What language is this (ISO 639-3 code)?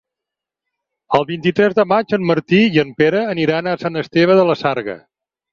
cat